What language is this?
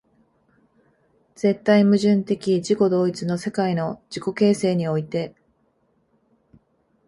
Japanese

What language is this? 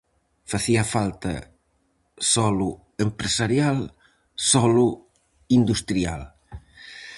Galician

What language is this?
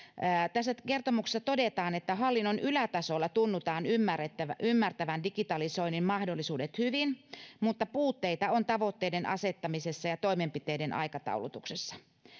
Finnish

